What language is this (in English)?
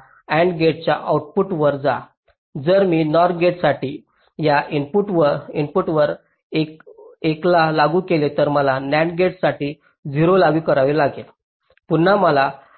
Marathi